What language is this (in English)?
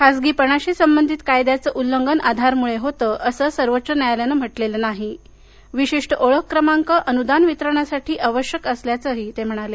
Marathi